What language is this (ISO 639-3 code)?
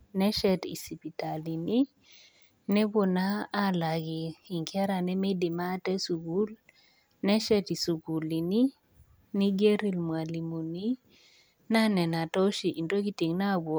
mas